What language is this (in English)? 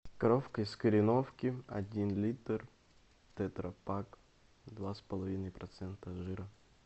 Russian